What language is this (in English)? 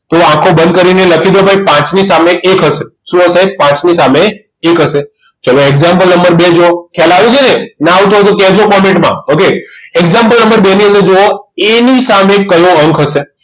Gujarati